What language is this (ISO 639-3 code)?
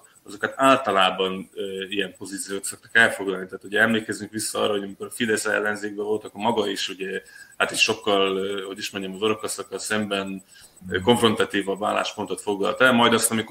hun